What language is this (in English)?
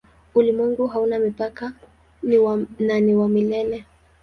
Swahili